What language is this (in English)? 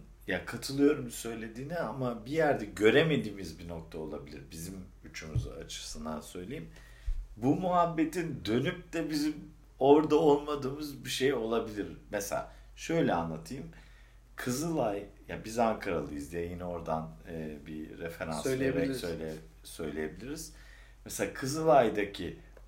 Turkish